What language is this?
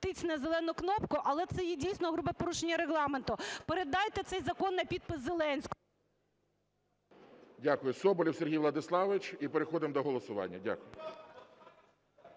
Ukrainian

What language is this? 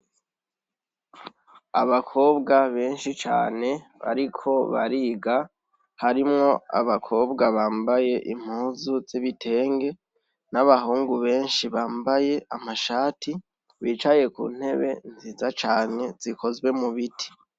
Rundi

